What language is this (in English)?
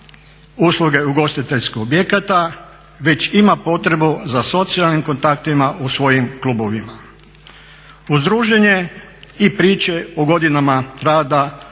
Croatian